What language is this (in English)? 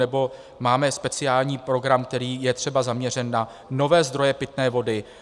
Czech